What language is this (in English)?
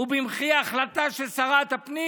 Hebrew